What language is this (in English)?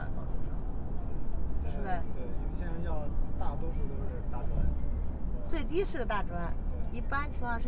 Chinese